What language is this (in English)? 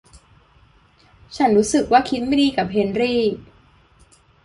Thai